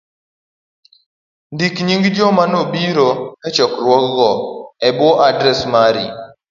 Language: Luo (Kenya and Tanzania)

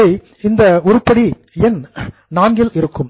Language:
Tamil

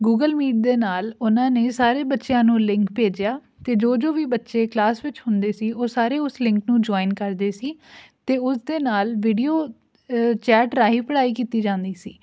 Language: Punjabi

